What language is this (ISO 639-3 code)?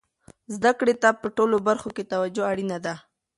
pus